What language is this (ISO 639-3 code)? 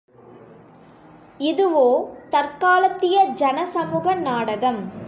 tam